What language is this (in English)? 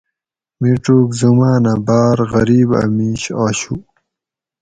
Gawri